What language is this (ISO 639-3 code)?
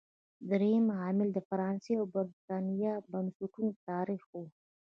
pus